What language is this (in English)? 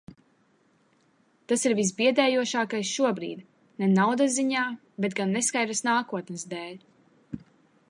Latvian